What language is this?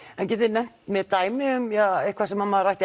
Icelandic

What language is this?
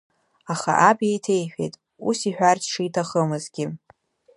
Abkhazian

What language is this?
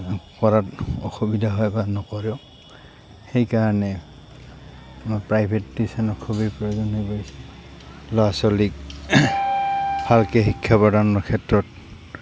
Assamese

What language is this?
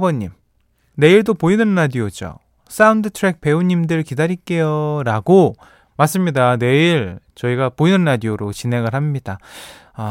Korean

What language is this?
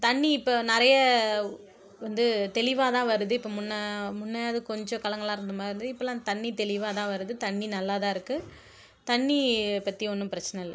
Tamil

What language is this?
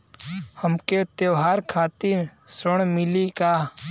Bhojpuri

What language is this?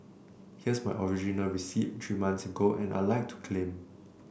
English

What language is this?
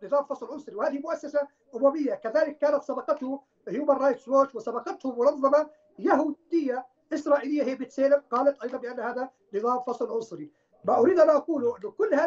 Arabic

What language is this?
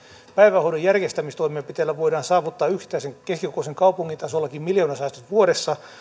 Finnish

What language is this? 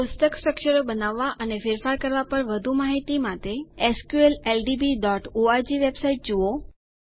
Gujarati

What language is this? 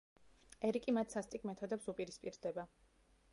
Georgian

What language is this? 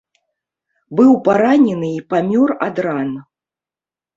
Belarusian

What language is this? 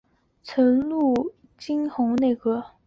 Chinese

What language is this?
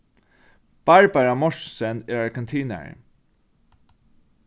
Faroese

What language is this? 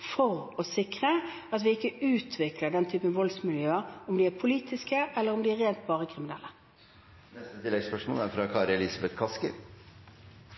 Norwegian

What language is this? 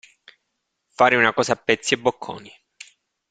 Italian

